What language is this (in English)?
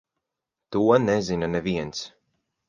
Latvian